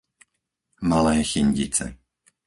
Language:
Slovak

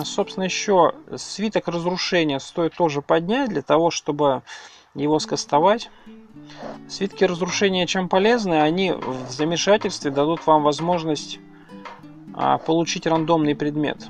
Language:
Russian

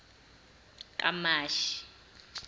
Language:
Zulu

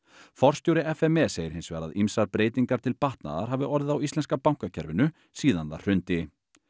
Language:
Icelandic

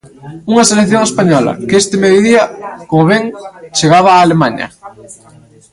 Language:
Galician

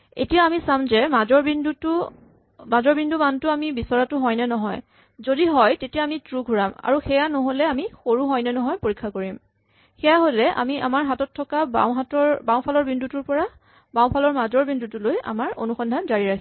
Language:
Assamese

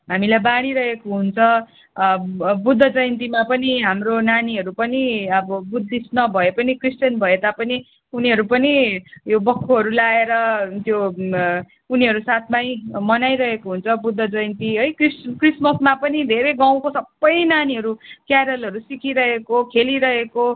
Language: Nepali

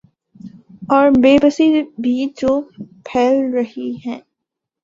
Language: Urdu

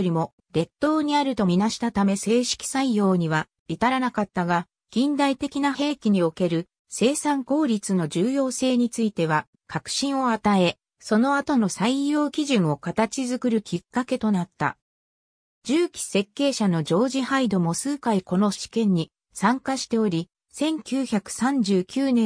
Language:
Japanese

